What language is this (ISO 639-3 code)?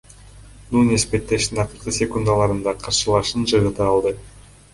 kir